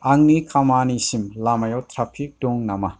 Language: Bodo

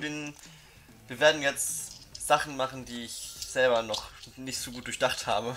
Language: German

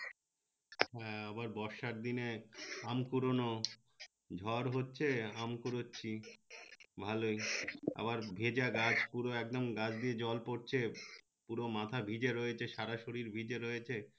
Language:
Bangla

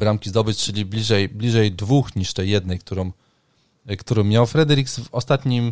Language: Polish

